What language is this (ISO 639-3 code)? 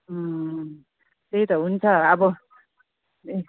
nep